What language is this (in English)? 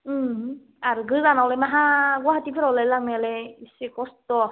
Bodo